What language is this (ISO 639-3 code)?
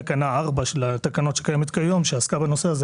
heb